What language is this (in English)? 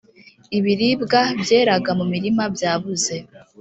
Kinyarwanda